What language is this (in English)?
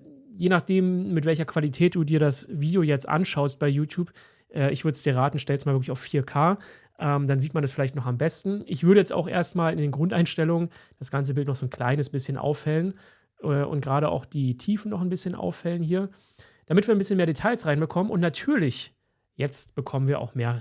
German